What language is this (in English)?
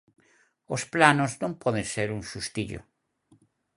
Galician